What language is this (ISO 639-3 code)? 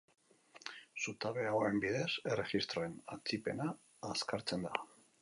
eus